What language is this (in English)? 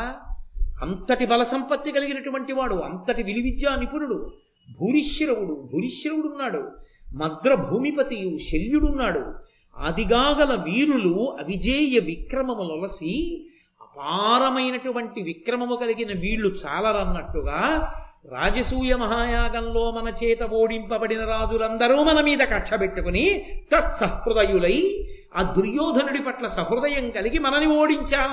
Telugu